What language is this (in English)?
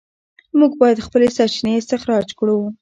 Pashto